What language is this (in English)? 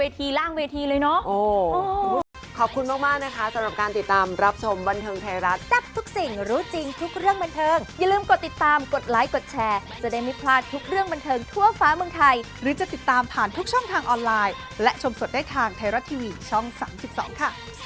Thai